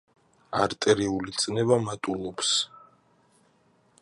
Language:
Georgian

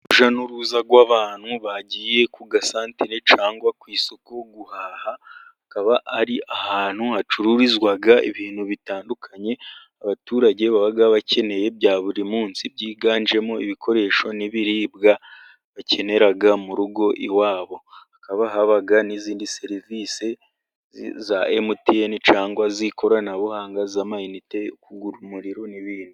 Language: Kinyarwanda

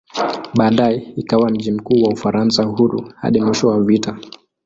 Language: Swahili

